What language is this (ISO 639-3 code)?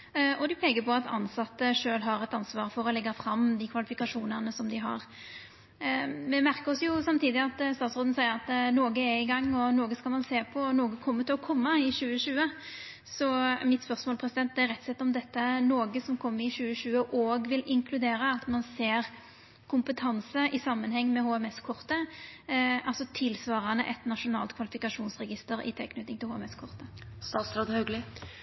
nno